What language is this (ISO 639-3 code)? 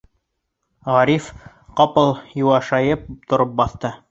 bak